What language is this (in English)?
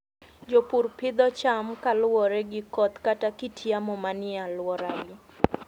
Luo (Kenya and Tanzania)